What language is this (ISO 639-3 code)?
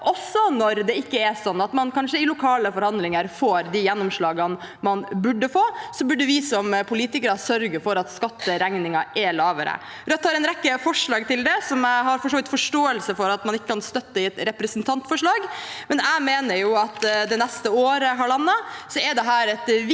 nor